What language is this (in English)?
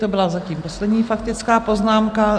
Czech